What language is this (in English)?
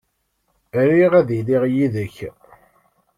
Kabyle